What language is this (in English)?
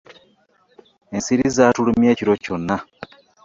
Ganda